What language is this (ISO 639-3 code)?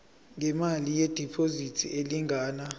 zul